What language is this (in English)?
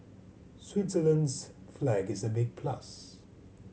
English